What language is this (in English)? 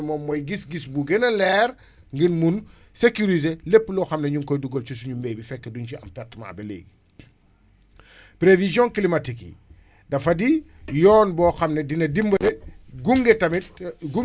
Wolof